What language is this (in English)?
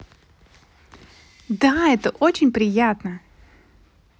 Russian